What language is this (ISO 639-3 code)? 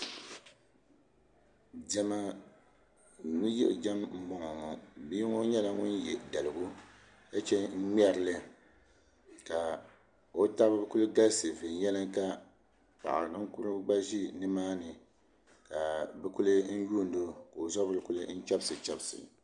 dag